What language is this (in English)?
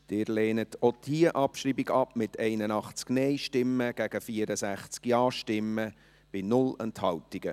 Swiss German